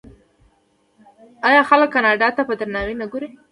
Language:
Pashto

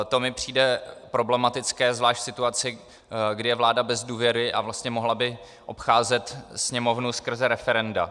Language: Czech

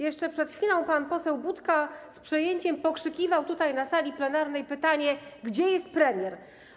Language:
Polish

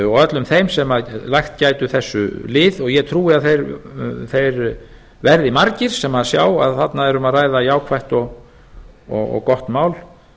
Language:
Icelandic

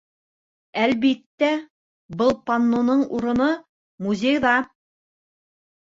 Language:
Bashkir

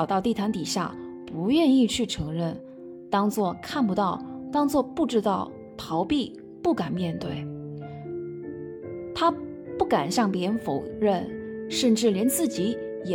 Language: Chinese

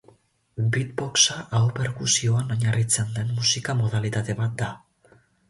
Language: Basque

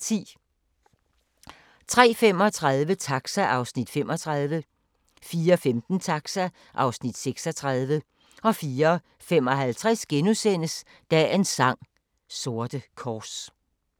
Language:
Danish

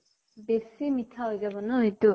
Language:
Assamese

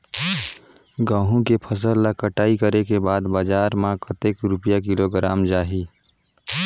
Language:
Chhattisgarhi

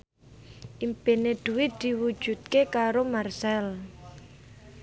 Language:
Javanese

